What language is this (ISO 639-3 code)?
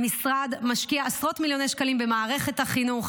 heb